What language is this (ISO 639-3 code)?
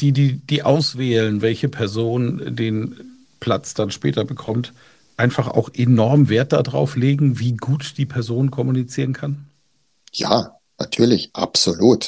deu